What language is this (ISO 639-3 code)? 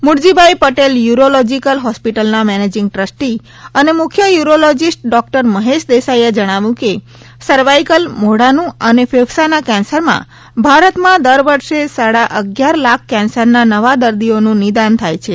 guj